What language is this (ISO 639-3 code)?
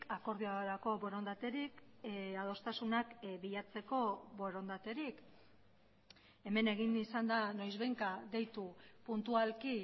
eus